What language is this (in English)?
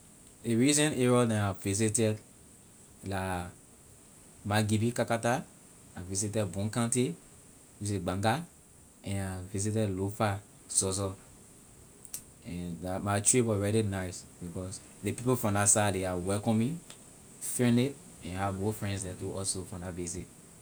Liberian English